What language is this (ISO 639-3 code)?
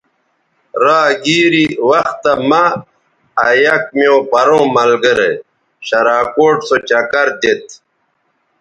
btv